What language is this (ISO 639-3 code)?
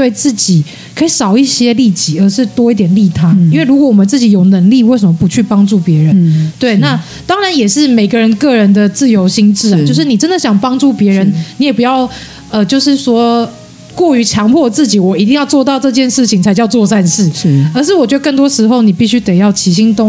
zho